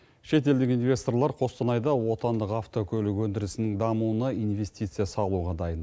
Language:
Kazakh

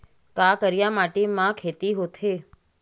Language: Chhattisgarhi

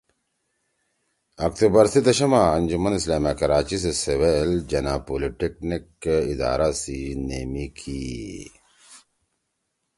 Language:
Torwali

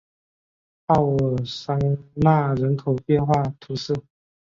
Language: Chinese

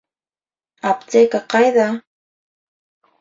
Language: Bashkir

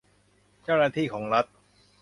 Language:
Thai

